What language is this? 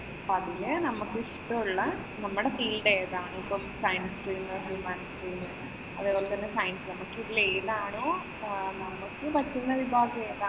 Malayalam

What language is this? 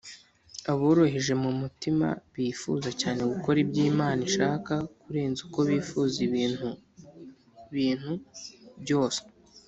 Kinyarwanda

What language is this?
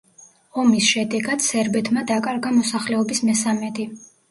Georgian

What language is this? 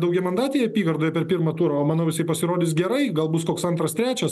Lithuanian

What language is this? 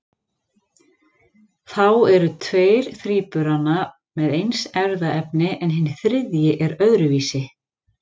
Icelandic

